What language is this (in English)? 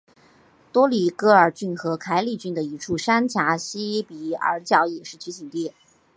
Chinese